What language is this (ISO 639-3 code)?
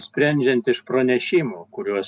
lit